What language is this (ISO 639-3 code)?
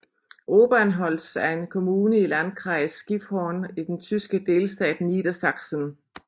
dan